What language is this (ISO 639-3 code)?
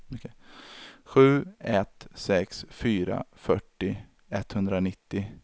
swe